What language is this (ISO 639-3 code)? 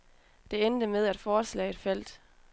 dan